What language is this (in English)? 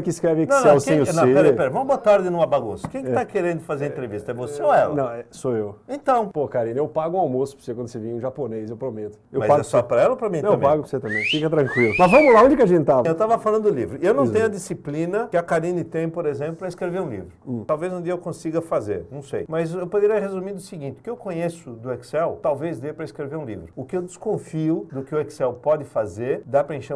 Portuguese